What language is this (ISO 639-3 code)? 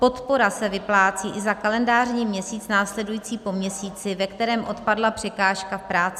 ces